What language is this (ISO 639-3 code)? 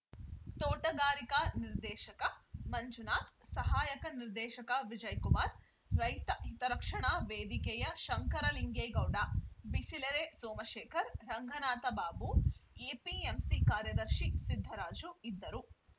kan